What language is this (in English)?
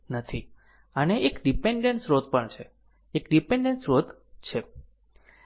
Gujarati